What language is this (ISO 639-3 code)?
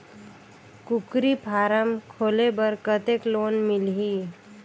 hne